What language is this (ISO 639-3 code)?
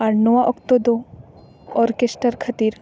sat